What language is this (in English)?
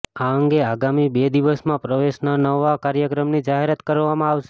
Gujarati